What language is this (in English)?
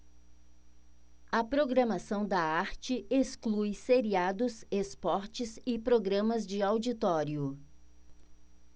Portuguese